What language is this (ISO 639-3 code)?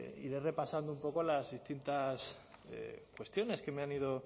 spa